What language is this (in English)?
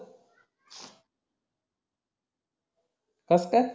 Marathi